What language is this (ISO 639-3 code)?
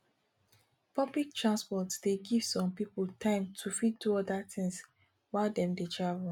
pcm